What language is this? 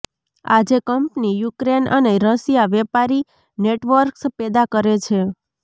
Gujarati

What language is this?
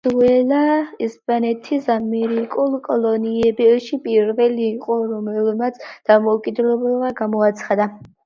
Georgian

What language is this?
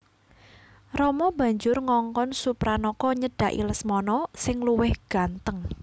Javanese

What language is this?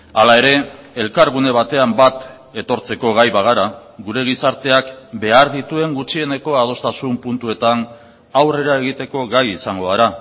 Basque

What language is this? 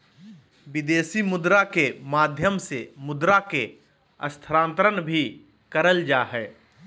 Magahi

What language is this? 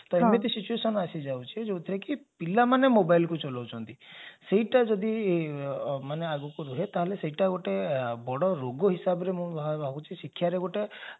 Odia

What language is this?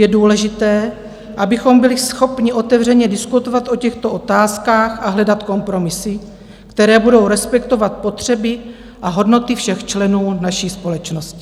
Czech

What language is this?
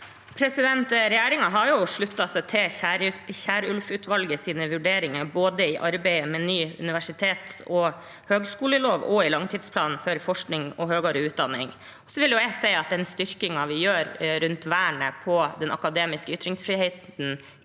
Norwegian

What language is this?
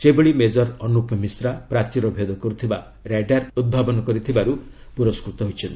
Odia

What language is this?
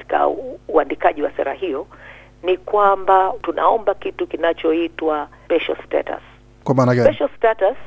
Swahili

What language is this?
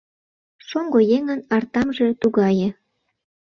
Mari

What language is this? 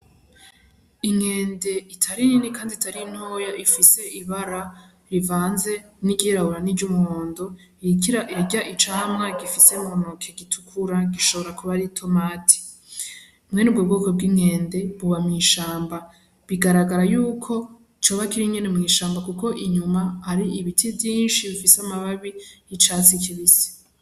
Rundi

